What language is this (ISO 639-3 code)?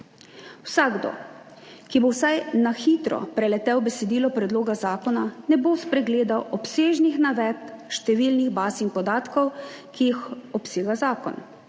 slv